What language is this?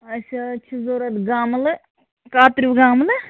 Kashmiri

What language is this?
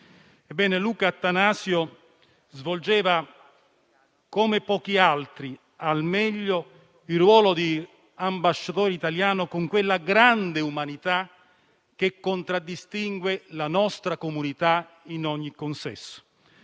Italian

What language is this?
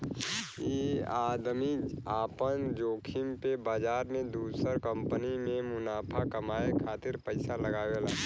Bhojpuri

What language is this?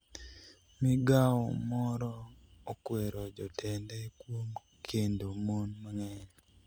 Luo (Kenya and Tanzania)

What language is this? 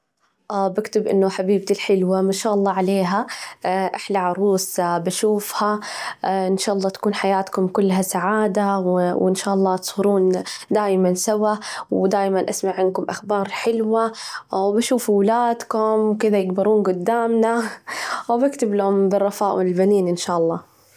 Najdi Arabic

